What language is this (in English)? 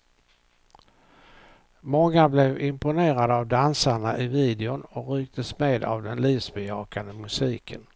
Swedish